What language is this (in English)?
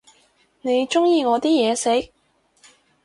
Cantonese